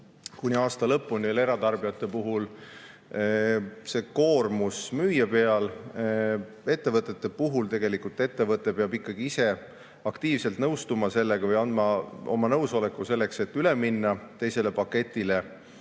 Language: Estonian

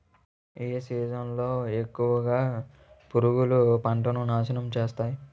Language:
Telugu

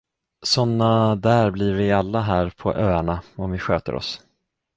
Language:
Swedish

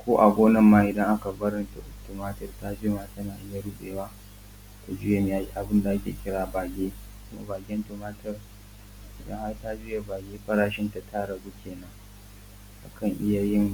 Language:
Hausa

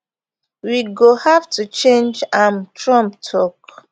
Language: Nigerian Pidgin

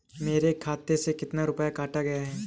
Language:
Hindi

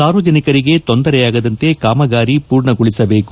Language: Kannada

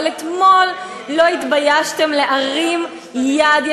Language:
Hebrew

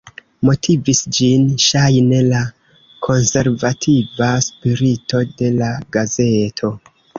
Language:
Esperanto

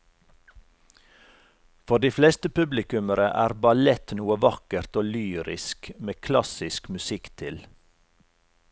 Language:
Norwegian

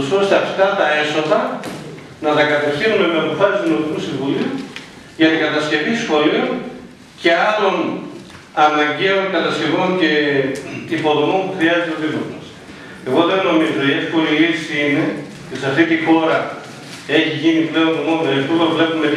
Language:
Greek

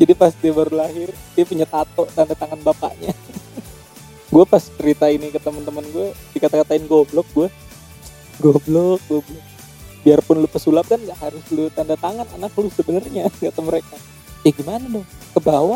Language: Indonesian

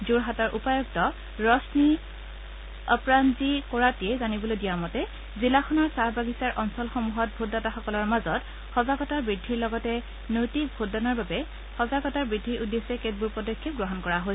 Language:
Assamese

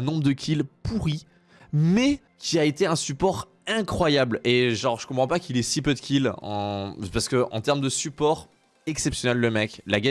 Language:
French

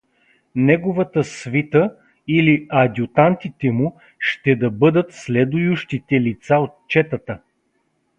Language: Bulgarian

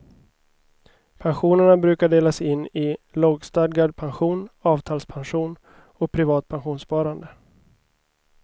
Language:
Swedish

